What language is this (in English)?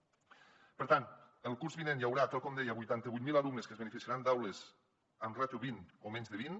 Catalan